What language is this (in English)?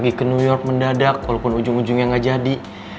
Indonesian